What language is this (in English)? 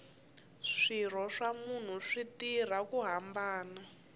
Tsonga